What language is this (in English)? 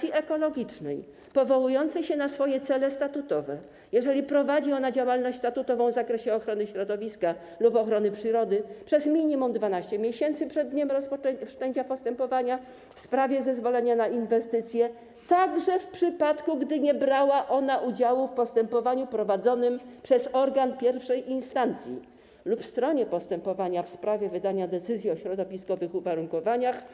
Polish